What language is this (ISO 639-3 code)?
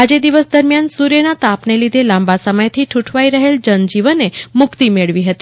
guj